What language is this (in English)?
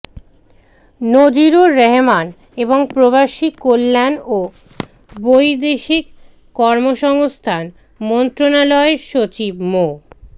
Bangla